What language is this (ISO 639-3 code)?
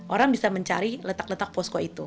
ind